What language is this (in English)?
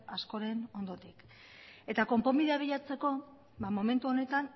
Basque